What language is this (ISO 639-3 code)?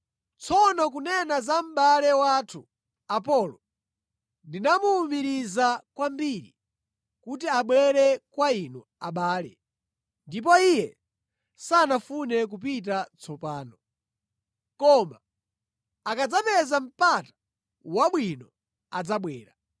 nya